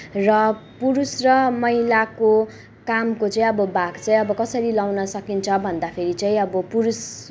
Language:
Nepali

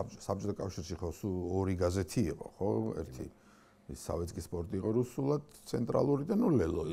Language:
Romanian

